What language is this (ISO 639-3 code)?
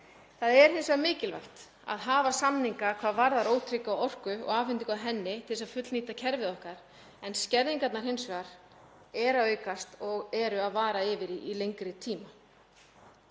isl